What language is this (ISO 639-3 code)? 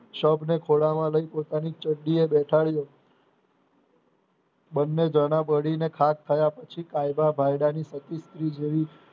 guj